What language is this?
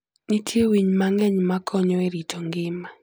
Luo (Kenya and Tanzania)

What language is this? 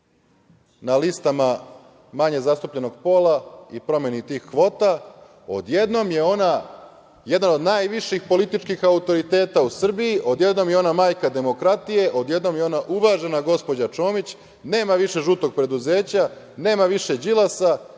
Serbian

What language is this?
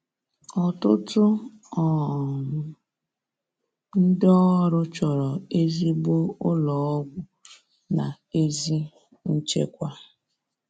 Igbo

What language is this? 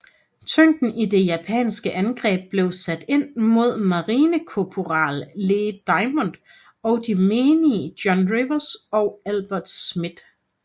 Danish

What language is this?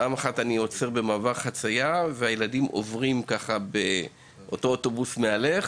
Hebrew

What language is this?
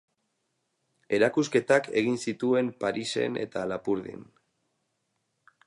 Basque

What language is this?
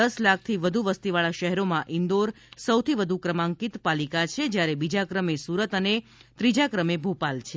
Gujarati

